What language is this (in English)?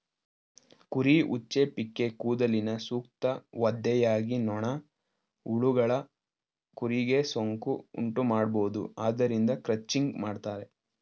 Kannada